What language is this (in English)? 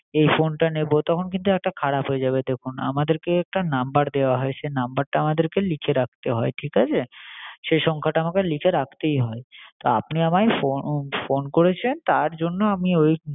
Bangla